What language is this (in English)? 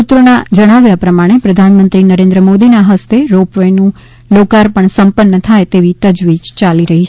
Gujarati